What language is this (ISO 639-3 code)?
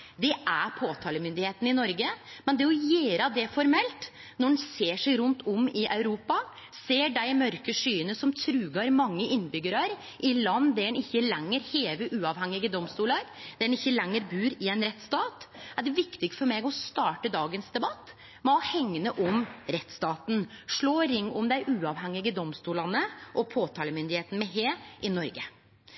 nno